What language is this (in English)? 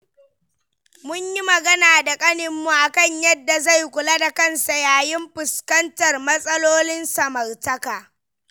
Hausa